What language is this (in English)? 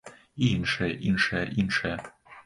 Belarusian